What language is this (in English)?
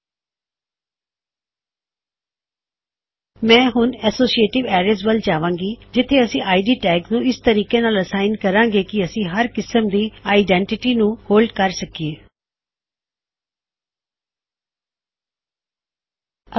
Punjabi